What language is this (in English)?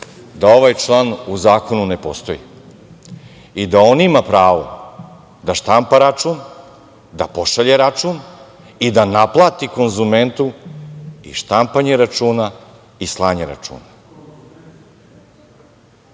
Serbian